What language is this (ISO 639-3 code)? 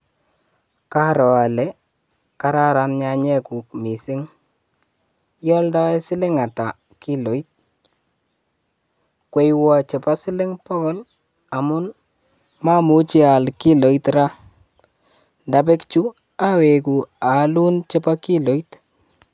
kln